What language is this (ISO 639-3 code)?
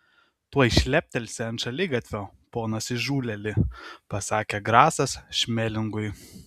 lit